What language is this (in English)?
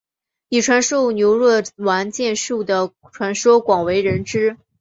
Chinese